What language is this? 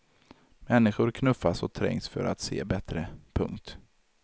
Swedish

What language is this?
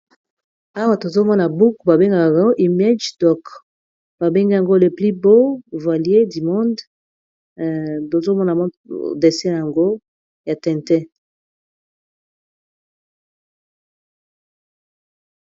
Lingala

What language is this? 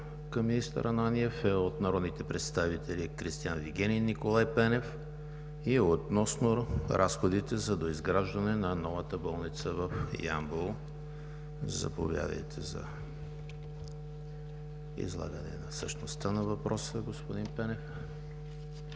Bulgarian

